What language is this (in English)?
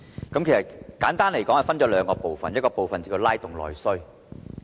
Cantonese